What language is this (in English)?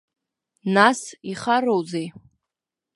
Abkhazian